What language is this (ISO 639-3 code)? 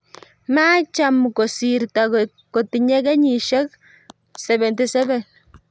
kln